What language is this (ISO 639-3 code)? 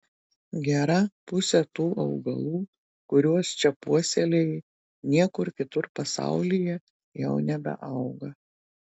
lit